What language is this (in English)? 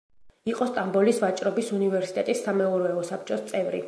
Georgian